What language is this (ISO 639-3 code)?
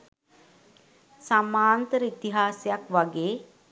sin